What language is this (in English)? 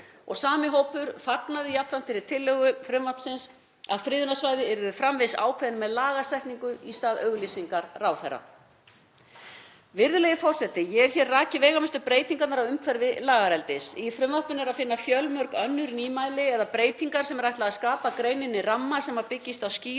Icelandic